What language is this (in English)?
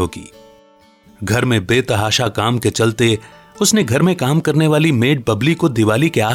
Hindi